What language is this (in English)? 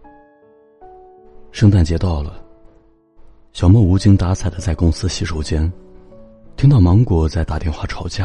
Chinese